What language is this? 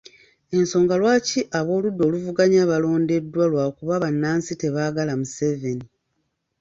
Ganda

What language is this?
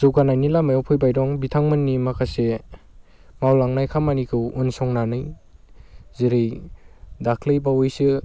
Bodo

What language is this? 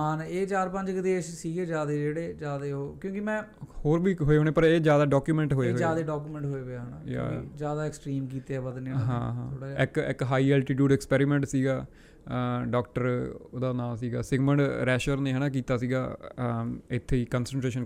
Punjabi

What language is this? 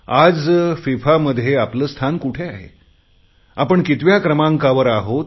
Marathi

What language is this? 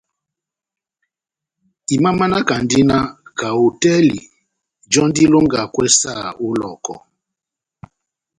Batanga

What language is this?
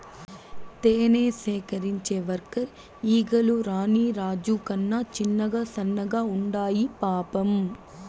Telugu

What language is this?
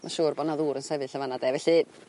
Welsh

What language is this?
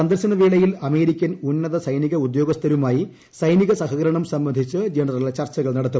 Malayalam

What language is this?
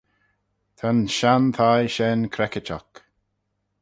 Manx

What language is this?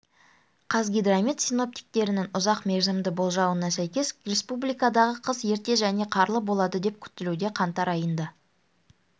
Kazakh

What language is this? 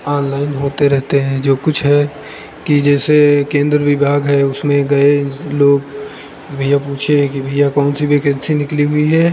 Hindi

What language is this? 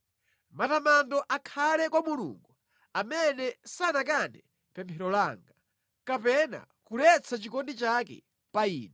Nyanja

